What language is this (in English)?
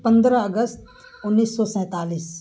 Urdu